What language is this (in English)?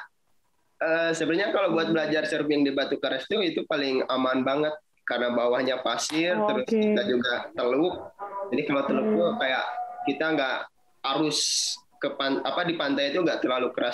Indonesian